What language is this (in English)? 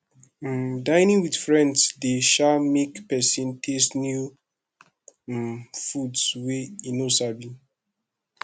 Nigerian Pidgin